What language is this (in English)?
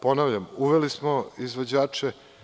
Serbian